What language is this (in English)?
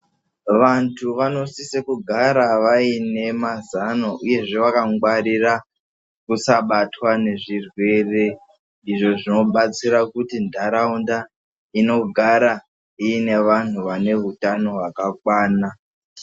Ndau